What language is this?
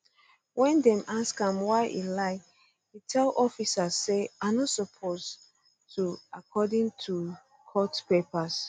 Nigerian Pidgin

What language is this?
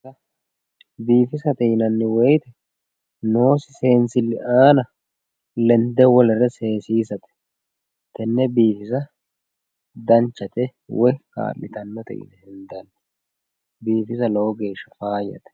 Sidamo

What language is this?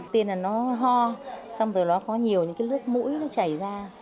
Vietnamese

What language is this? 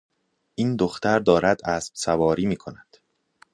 Persian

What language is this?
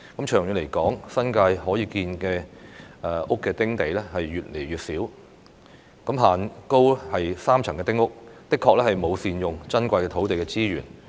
Cantonese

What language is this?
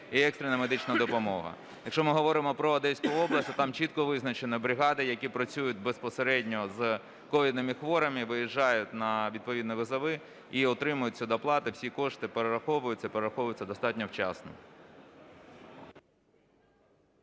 Ukrainian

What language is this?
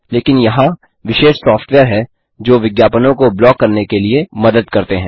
Hindi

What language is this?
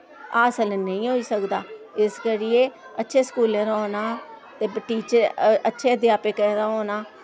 Dogri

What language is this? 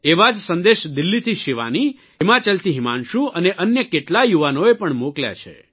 Gujarati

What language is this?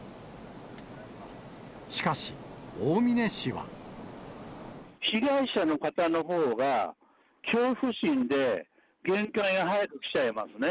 Japanese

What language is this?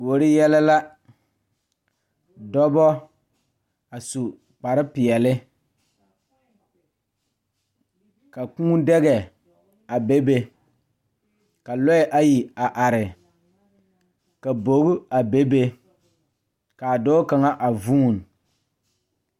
Southern Dagaare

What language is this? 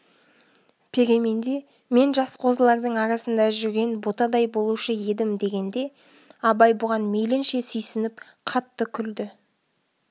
Kazakh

